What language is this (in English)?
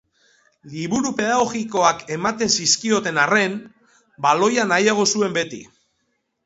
Basque